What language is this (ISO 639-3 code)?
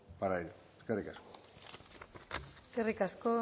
eus